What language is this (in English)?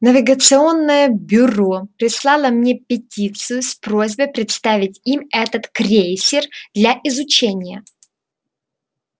Russian